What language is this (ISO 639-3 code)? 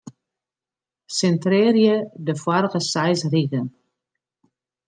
fry